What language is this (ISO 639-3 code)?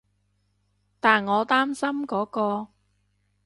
yue